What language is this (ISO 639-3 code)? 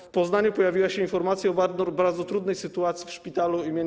pol